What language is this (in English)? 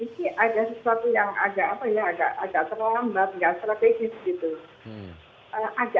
Indonesian